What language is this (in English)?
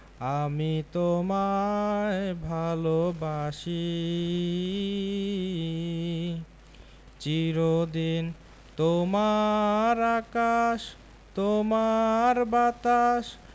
Bangla